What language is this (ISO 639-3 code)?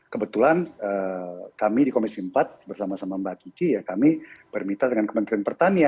ind